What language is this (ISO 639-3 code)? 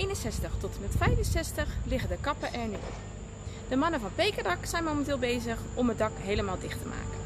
nld